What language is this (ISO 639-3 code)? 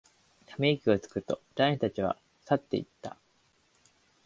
jpn